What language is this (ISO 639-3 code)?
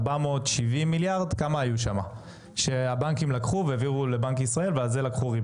heb